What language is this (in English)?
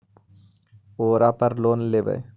Magahi